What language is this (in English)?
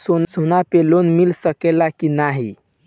Bhojpuri